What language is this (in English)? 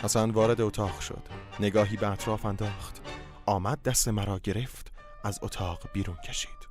Persian